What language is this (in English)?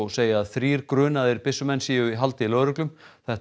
Icelandic